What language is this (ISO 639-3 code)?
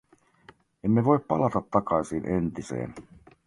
fin